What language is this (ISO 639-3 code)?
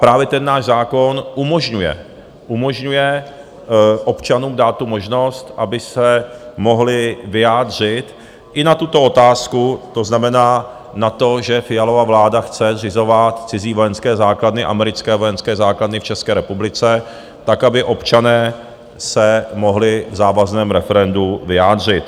ces